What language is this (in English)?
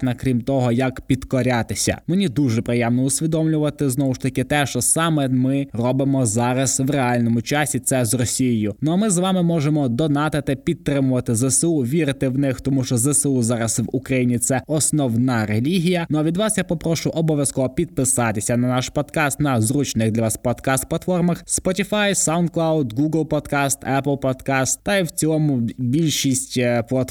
Ukrainian